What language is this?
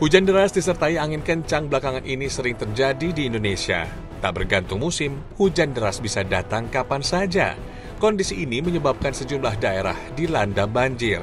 Indonesian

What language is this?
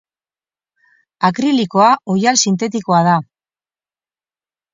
Basque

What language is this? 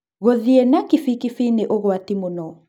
Kikuyu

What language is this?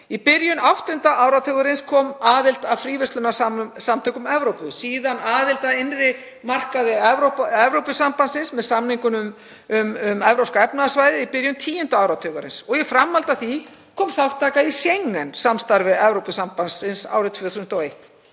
Icelandic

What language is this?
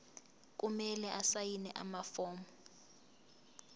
Zulu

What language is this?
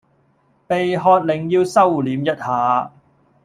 Cantonese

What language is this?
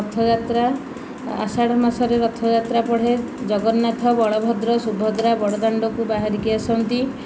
Odia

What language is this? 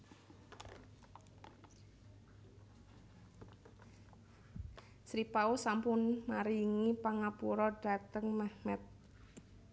Javanese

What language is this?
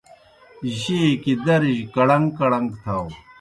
Kohistani Shina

